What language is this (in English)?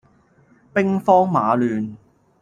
Cantonese